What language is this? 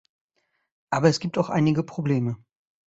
German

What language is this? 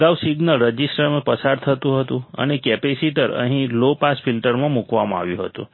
Gujarati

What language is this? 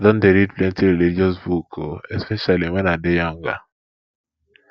Nigerian Pidgin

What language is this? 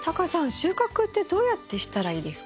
Japanese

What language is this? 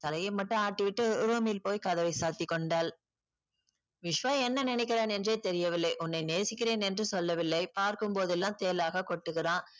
Tamil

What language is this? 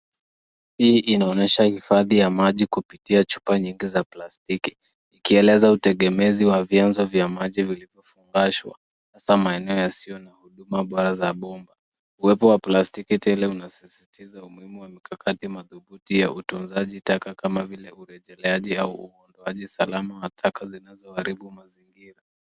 Swahili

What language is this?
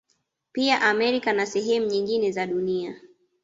Swahili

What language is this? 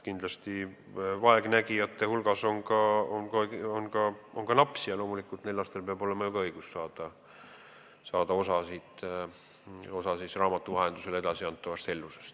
Estonian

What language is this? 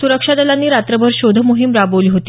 Marathi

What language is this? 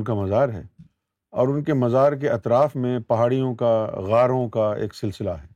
Urdu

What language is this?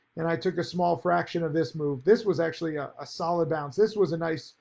English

